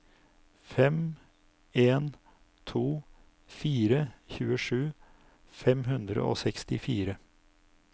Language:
Norwegian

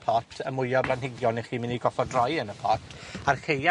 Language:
Welsh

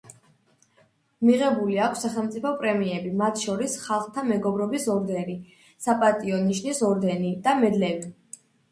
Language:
Georgian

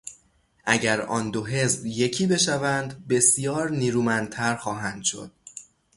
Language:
Persian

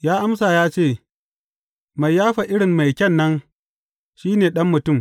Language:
Hausa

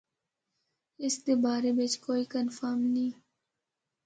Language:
Northern Hindko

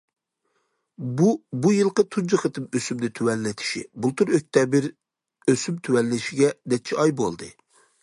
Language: Uyghur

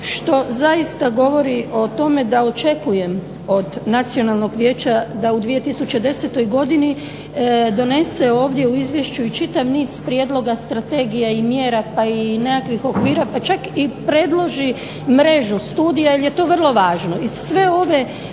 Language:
Croatian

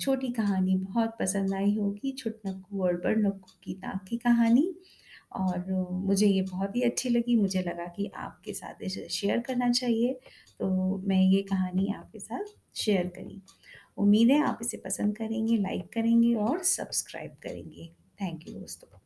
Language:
Hindi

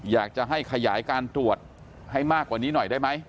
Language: Thai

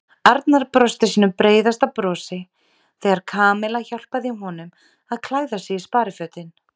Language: Icelandic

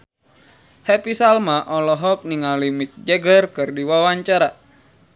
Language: Sundanese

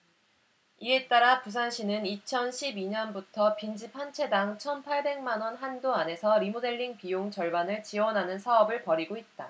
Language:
Korean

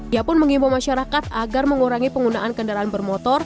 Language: Indonesian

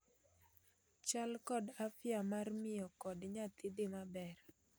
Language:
Luo (Kenya and Tanzania)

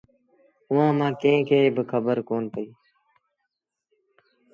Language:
Sindhi Bhil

